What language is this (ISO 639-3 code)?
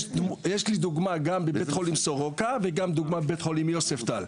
heb